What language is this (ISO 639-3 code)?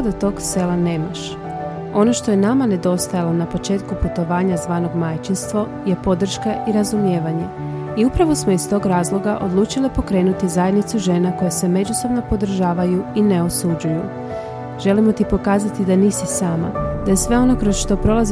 hrv